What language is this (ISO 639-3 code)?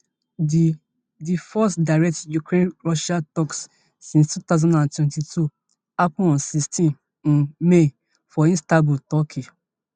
pcm